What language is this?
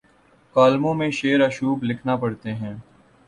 Urdu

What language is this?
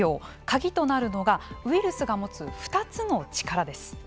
Japanese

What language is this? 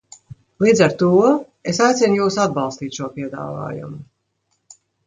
Latvian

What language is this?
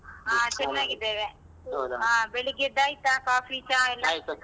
Kannada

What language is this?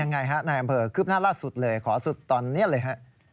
Thai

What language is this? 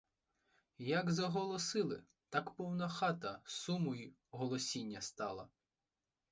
Ukrainian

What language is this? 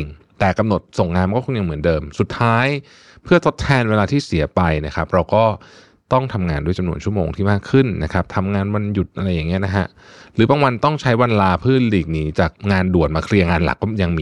Thai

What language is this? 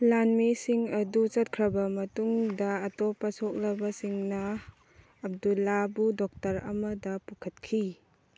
Manipuri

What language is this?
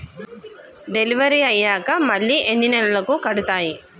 Telugu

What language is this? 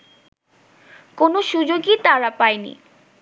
Bangla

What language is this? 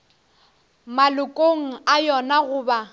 Northern Sotho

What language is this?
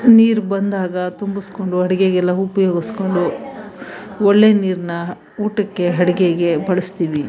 Kannada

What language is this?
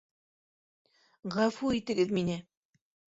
Bashkir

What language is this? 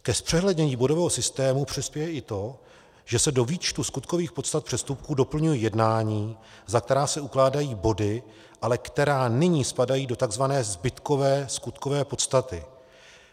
Czech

